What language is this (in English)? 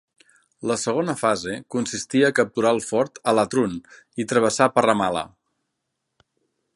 Catalan